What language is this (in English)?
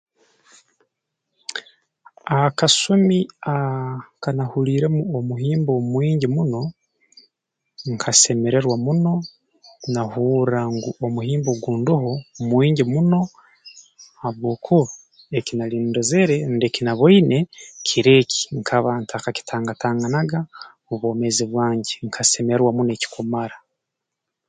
Tooro